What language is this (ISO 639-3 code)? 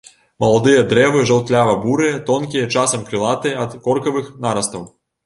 bel